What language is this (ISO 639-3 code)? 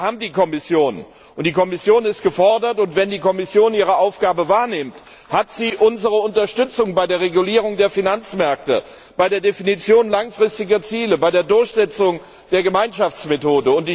deu